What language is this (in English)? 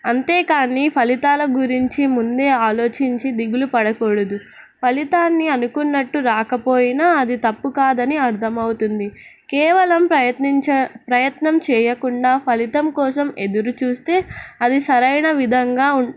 Telugu